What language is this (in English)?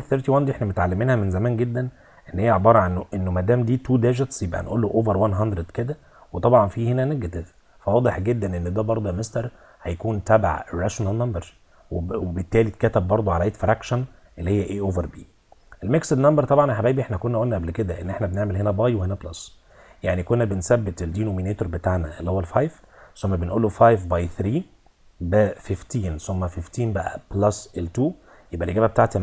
Arabic